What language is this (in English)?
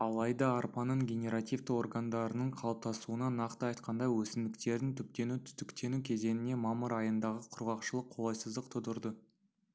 Kazakh